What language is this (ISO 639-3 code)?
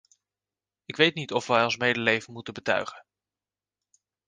nld